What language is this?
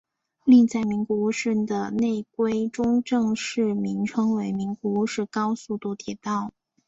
Chinese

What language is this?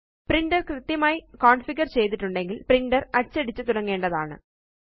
Malayalam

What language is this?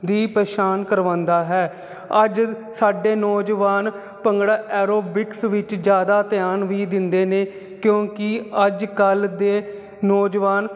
Punjabi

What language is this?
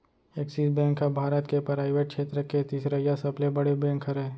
Chhattisgarhi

